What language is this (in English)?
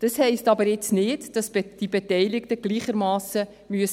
Swiss German